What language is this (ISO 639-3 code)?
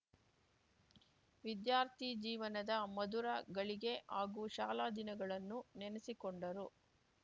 kan